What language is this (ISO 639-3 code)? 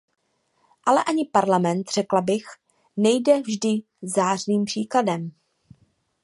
ces